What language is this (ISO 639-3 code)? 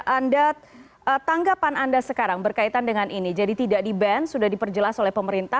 ind